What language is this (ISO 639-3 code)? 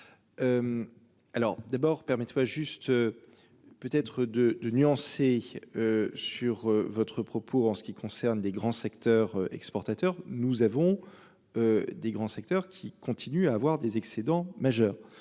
fra